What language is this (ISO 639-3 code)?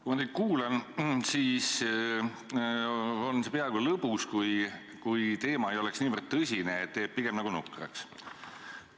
est